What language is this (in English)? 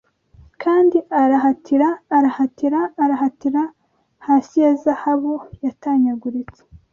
Kinyarwanda